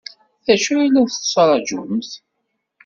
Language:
Kabyle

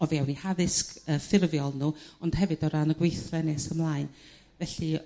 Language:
Welsh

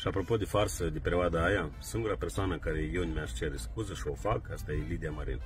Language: Romanian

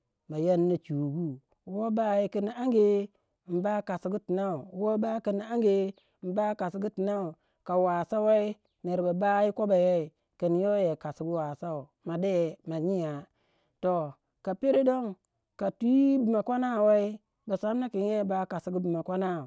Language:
Waja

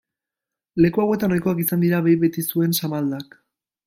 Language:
Basque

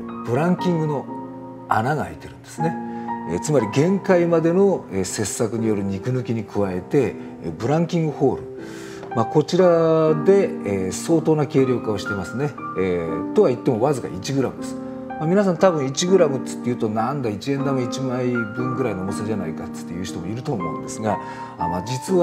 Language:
Japanese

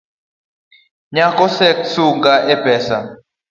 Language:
Luo (Kenya and Tanzania)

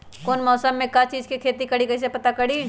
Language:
Magahi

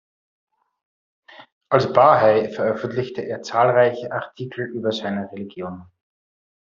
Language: German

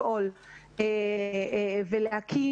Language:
Hebrew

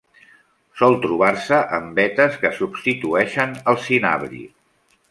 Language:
Catalan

